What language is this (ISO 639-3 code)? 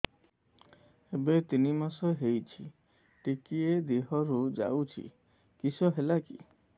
ori